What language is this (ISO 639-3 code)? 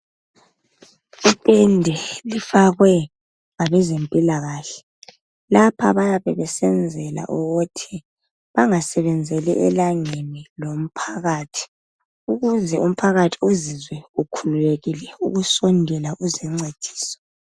nde